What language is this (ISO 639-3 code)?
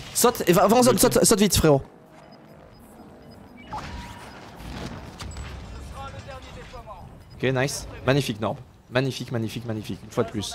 fra